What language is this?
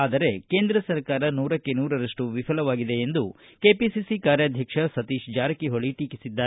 Kannada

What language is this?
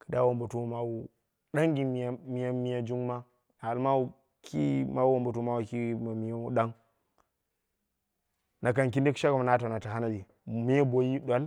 Dera (Nigeria)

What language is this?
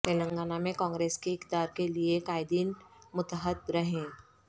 Urdu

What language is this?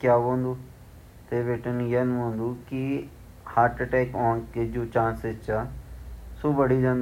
Garhwali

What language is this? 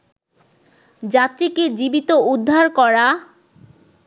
Bangla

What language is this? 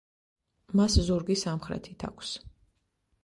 Georgian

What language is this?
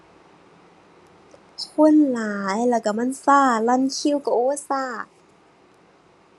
Thai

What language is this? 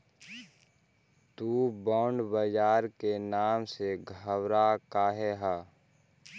Magahi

